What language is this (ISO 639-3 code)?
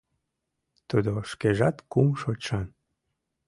chm